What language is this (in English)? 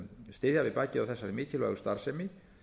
Icelandic